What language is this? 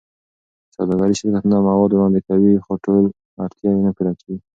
Pashto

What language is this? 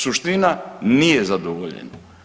Croatian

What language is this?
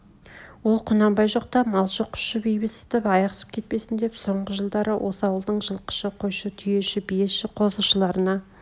Kazakh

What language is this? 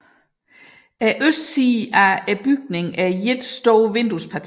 Danish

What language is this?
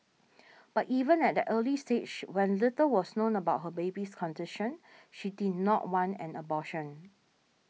English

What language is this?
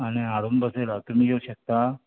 Konkani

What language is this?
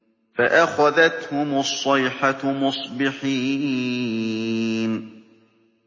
Arabic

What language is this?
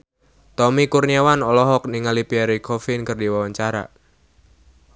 Sundanese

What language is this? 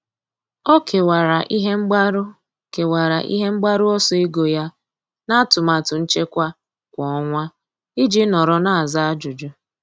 Igbo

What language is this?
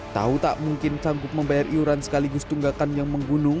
Indonesian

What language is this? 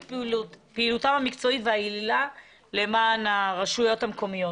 Hebrew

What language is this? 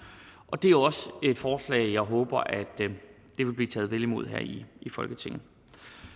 Danish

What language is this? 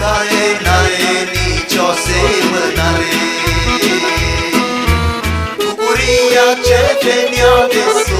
Romanian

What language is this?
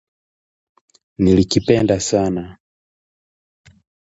Swahili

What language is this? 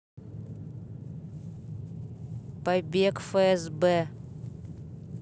Russian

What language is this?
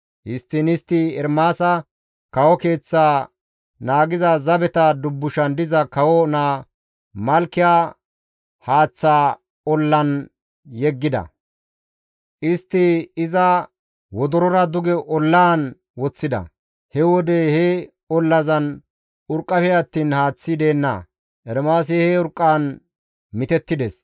Gamo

